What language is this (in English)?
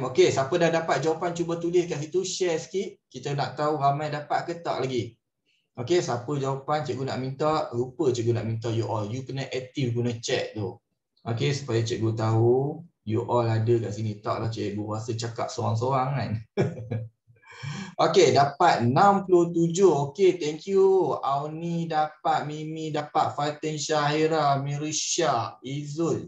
Malay